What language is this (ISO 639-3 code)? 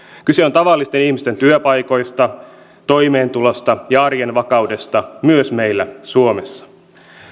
fin